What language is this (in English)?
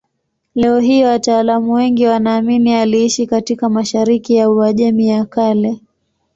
Swahili